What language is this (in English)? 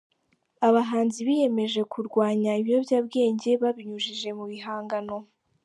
Kinyarwanda